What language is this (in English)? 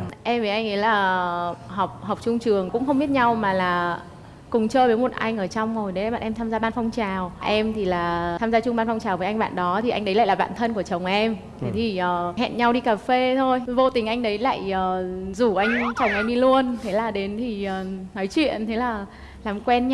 Vietnamese